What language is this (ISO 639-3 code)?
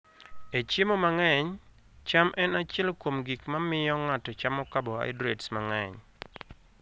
luo